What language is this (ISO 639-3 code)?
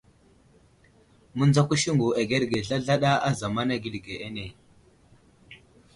udl